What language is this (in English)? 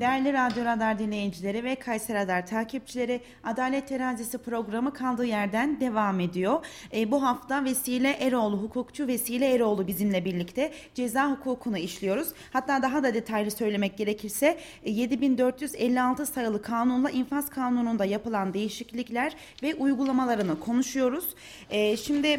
Turkish